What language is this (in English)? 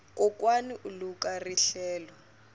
Tsonga